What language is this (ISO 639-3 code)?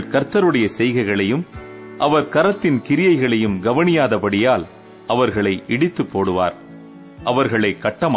tam